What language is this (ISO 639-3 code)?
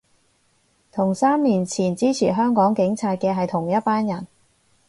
yue